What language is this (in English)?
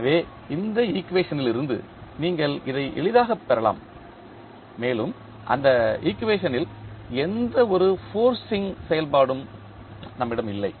Tamil